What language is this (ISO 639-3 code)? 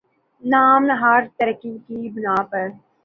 urd